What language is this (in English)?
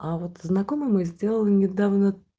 Russian